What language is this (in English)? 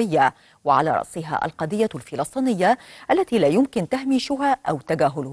Arabic